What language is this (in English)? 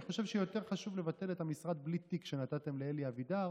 Hebrew